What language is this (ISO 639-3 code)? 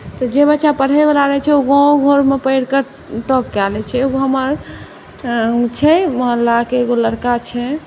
mai